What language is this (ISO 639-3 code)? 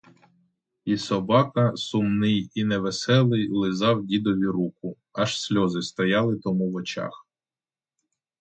ukr